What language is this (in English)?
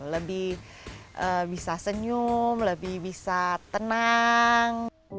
Indonesian